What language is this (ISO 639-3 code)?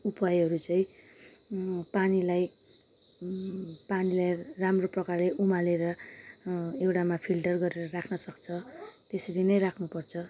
nep